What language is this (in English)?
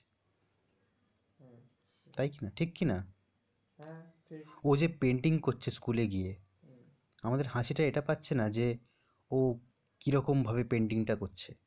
Bangla